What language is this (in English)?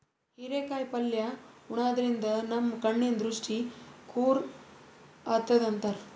Kannada